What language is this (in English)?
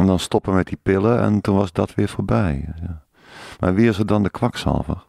Dutch